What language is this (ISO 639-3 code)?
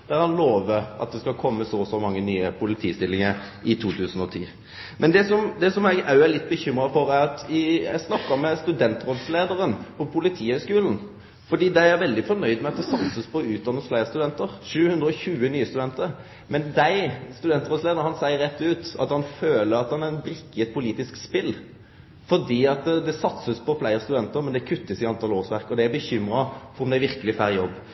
nno